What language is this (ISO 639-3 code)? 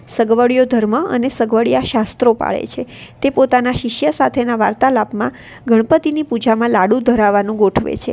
guj